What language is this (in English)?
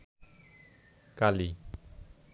Bangla